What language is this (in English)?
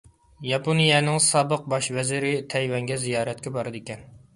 Uyghur